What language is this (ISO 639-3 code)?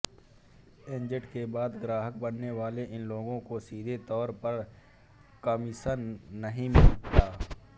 hin